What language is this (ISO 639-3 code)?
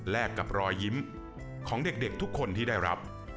tha